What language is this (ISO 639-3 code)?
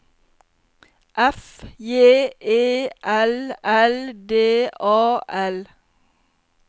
nor